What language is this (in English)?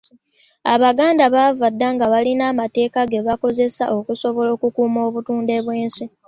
Ganda